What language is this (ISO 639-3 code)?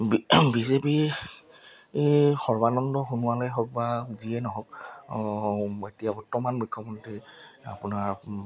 asm